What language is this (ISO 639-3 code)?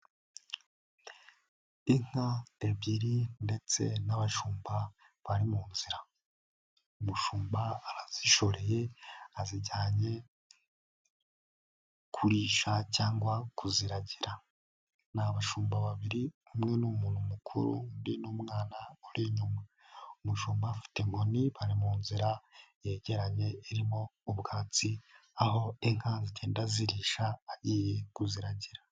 kin